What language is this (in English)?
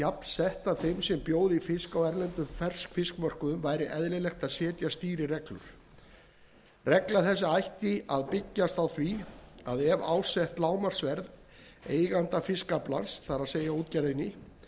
Icelandic